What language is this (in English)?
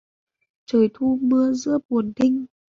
Vietnamese